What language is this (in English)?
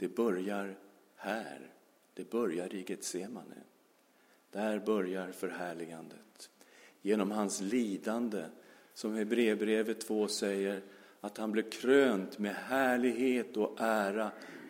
Swedish